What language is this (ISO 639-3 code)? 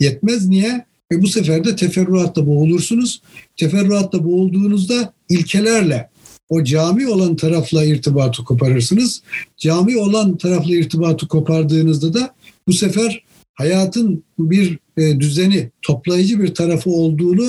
tur